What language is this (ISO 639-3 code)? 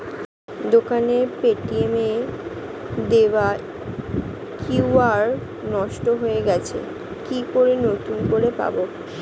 ben